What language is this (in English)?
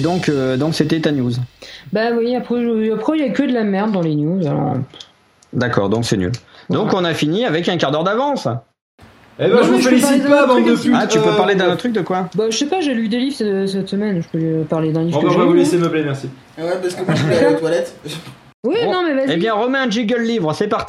French